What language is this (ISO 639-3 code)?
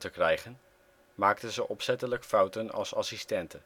nld